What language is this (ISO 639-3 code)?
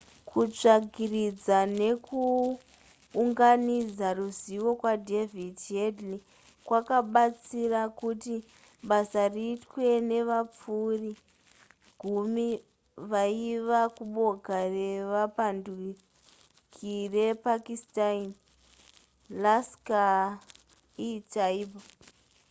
sna